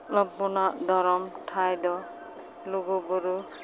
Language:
Santali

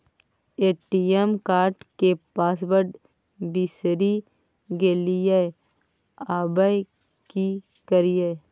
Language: Maithili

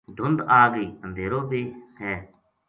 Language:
Gujari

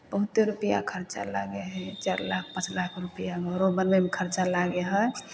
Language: Maithili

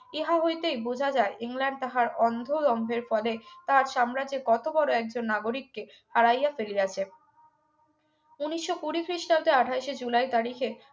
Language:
Bangla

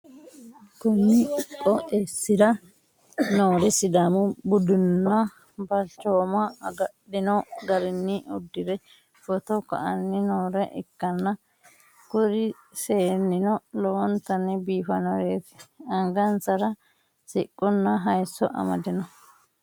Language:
Sidamo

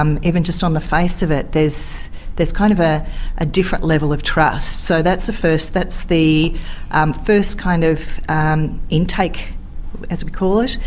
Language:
English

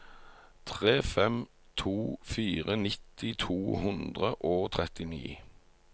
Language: Norwegian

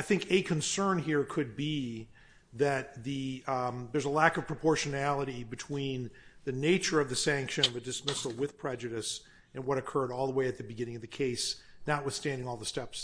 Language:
English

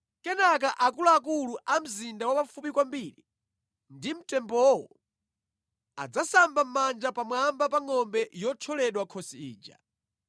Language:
Nyanja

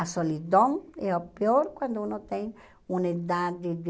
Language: Portuguese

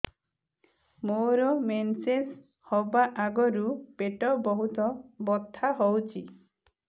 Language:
Odia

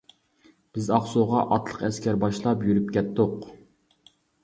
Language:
Uyghur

